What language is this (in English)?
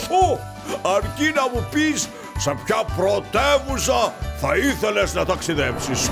Greek